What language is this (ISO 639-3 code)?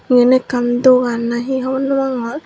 ccp